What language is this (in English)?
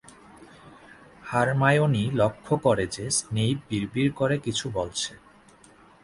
Bangla